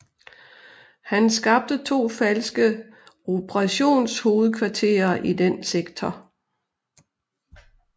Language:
Danish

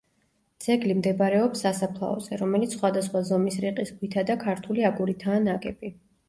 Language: Georgian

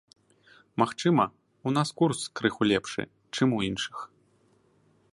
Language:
Belarusian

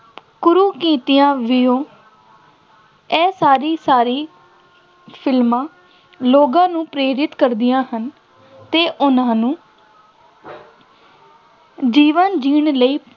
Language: Punjabi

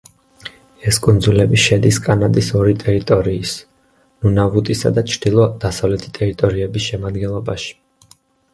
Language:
Georgian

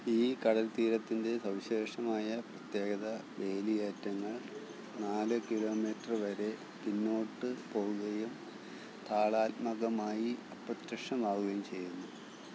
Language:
Malayalam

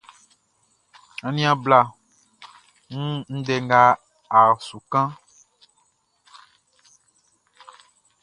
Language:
Baoulé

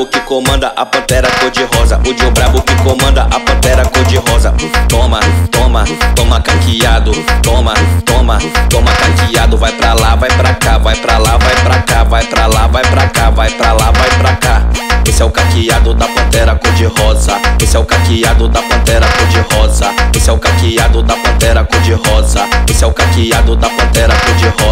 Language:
Portuguese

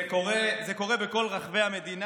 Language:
Hebrew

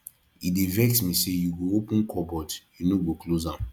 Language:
Nigerian Pidgin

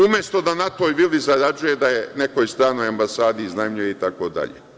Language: Serbian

